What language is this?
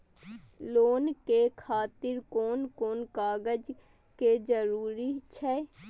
Maithili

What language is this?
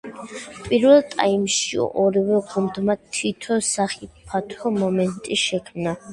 Georgian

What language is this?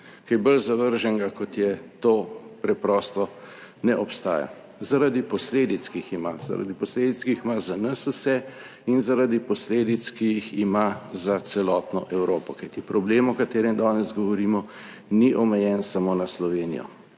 Slovenian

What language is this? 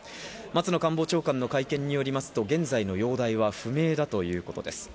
Japanese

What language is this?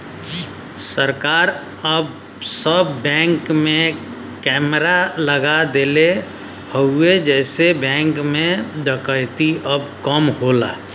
Bhojpuri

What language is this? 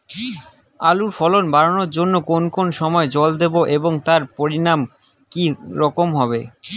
Bangla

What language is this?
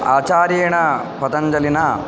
Sanskrit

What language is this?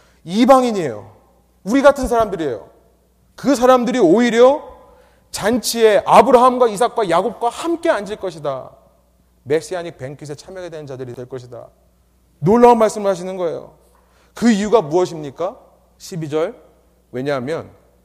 Korean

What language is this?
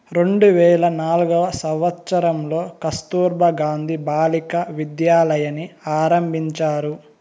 Telugu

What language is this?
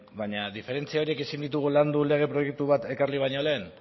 Basque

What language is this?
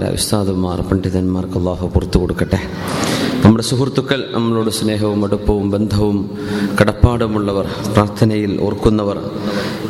Malayalam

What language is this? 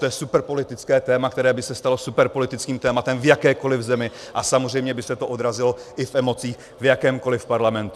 Czech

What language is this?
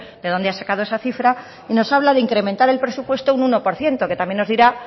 Spanish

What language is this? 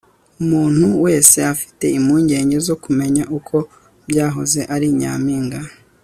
Kinyarwanda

